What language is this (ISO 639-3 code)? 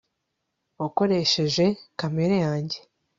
kin